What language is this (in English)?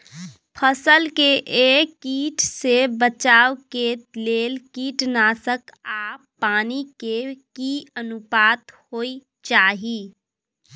Maithili